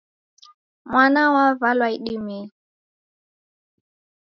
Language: Taita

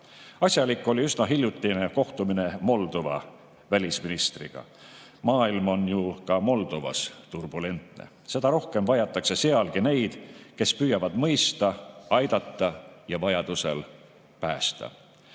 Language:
Estonian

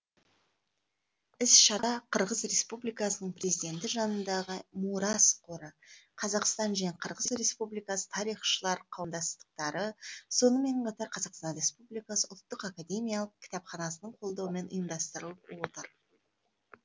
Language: Kazakh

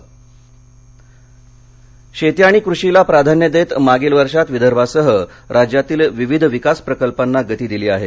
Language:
Marathi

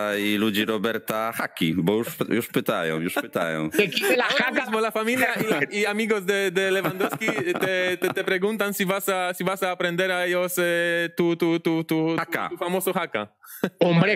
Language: Polish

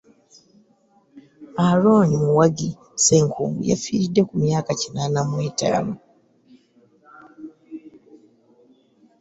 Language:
Ganda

